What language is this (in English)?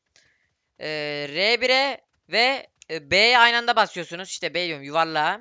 Turkish